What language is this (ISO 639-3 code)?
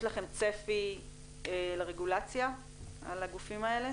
heb